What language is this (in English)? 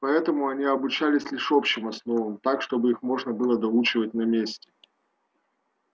Russian